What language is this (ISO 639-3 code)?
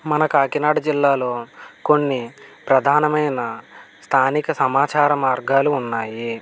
tel